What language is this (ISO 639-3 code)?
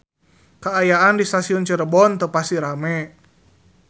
sun